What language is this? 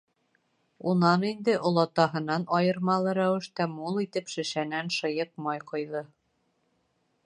Bashkir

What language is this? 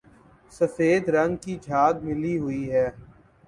Urdu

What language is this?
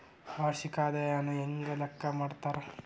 Kannada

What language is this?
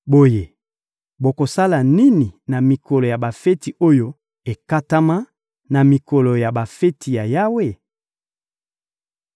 Lingala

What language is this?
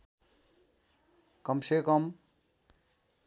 Nepali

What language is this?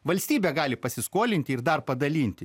Lithuanian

